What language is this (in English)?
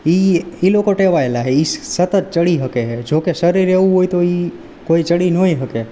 Gujarati